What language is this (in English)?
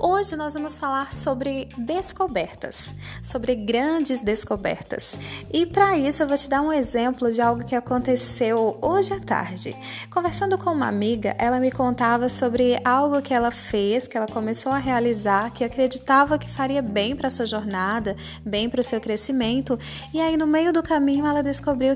Portuguese